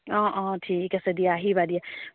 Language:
Assamese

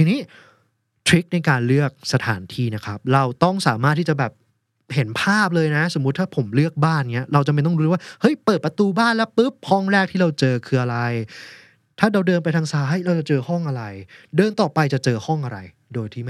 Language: Thai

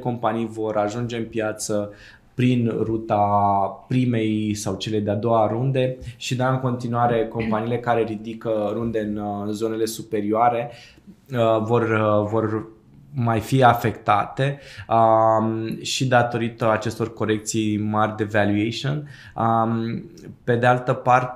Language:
Romanian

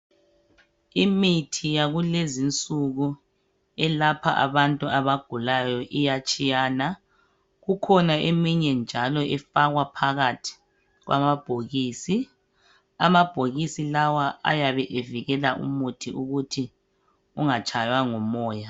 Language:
North Ndebele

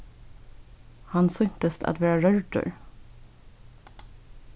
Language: Faroese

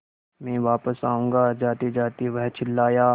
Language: Hindi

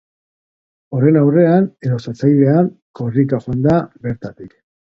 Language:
Basque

